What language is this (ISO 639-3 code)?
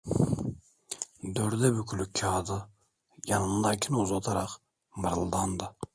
tur